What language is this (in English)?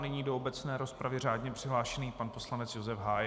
Czech